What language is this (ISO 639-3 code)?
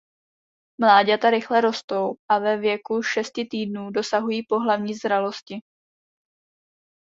ces